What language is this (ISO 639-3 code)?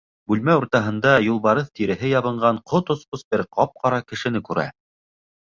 bak